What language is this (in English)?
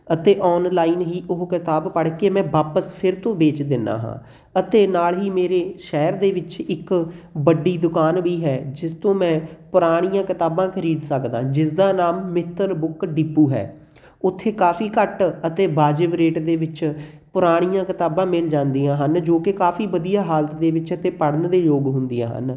Punjabi